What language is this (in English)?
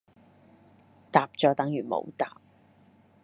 Cantonese